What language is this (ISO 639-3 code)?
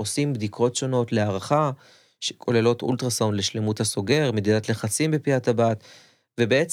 heb